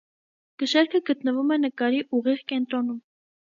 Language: Armenian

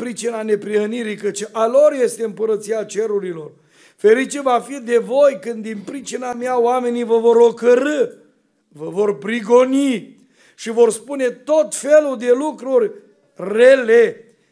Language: Romanian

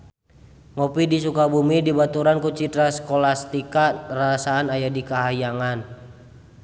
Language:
Sundanese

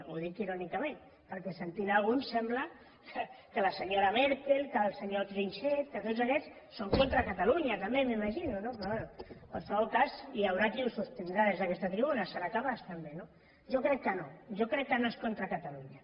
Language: Catalan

